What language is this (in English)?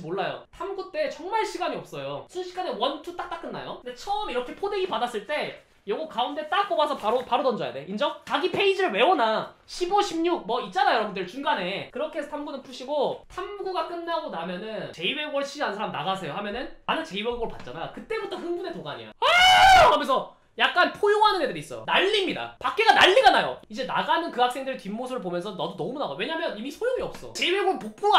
Korean